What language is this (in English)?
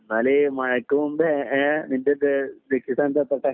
Malayalam